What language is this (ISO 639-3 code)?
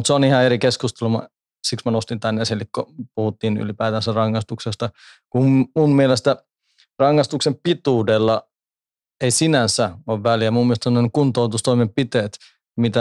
fin